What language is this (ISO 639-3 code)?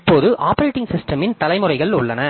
tam